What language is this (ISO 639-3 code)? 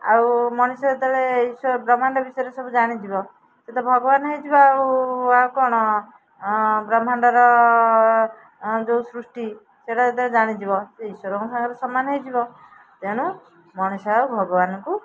ori